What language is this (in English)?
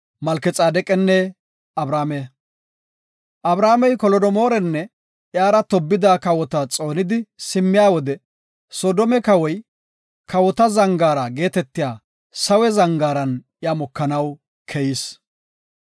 Gofa